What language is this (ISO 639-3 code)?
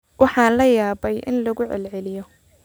som